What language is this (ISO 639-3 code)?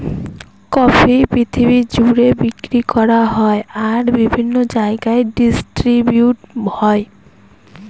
ben